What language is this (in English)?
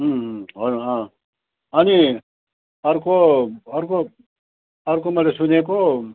Nepali